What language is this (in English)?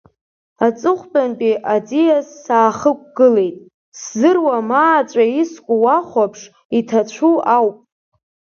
Abkhazian